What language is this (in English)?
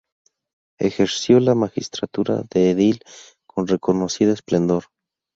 Spanish